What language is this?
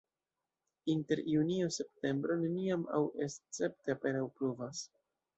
Esperanto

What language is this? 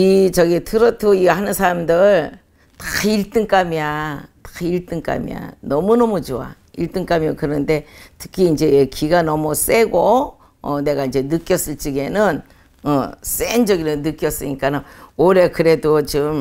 Korean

